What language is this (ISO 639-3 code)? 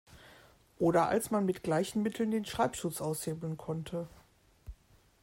deu